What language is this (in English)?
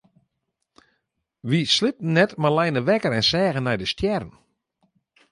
Western Frisian